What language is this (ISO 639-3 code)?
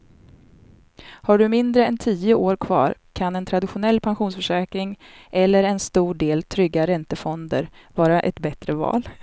swe